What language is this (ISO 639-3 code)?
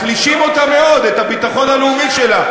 heb